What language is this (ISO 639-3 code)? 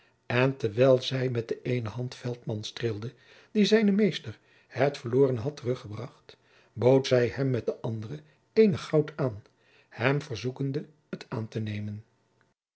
nld